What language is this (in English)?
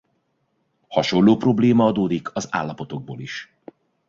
Hungarian